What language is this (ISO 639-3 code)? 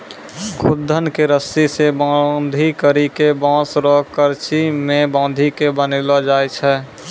mai